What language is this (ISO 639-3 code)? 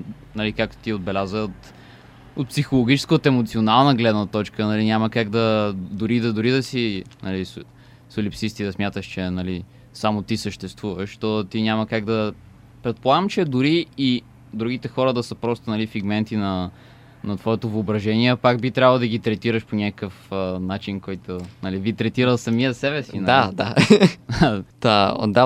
bul